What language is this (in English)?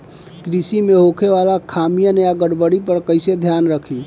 Bhojpuri